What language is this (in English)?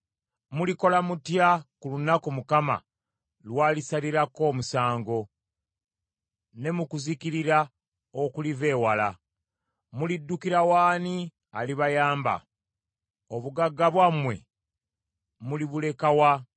Ganda